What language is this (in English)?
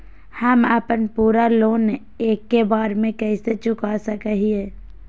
Magahi